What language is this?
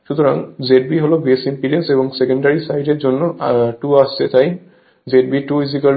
Bangla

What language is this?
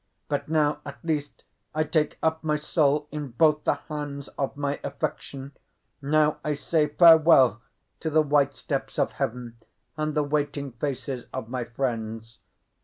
English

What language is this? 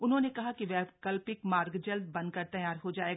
Hindi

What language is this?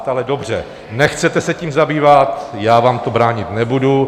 Czech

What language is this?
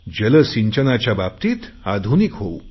Marathi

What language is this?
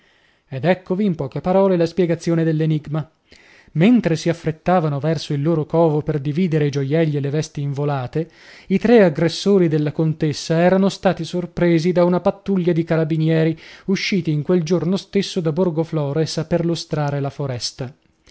Italian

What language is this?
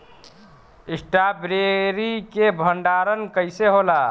Bhojpuri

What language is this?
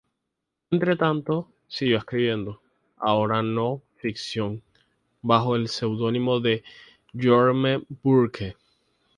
Spanish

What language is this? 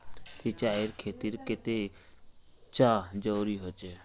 Magahi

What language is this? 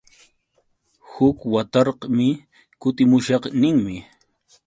Yauyos Quechua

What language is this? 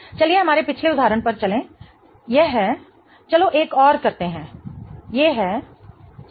Hindi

